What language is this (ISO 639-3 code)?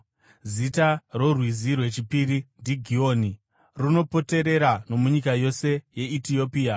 sna